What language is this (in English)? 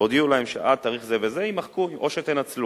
Hebrew